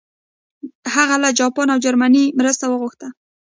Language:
Pashto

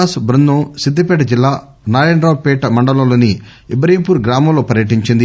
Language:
Telugu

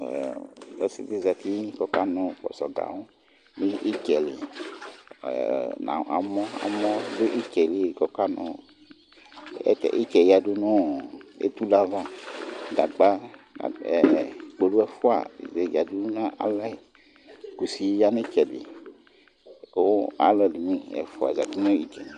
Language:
Ikposo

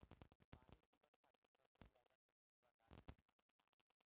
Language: Bhojpuri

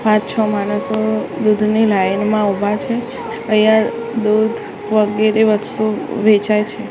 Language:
Gujarati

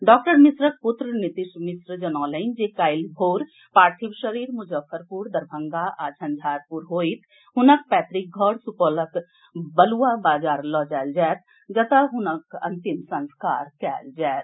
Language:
Maithili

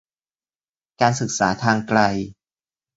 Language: Thai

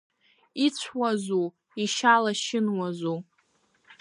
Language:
Abkhazian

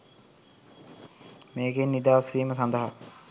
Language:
Sinhala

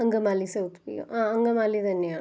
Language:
Malayalam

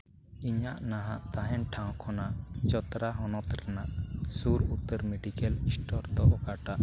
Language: Santali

